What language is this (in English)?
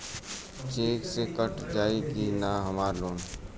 Bhojpuri